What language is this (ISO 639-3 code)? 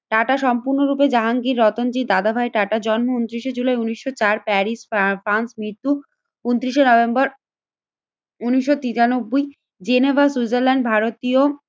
ben